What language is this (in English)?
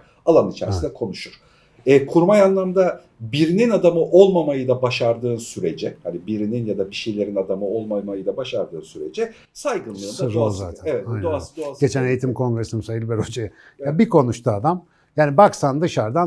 Turkish